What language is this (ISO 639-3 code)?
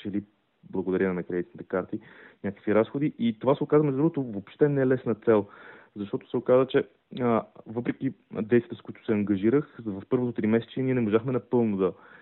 bul